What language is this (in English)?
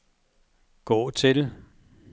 Danish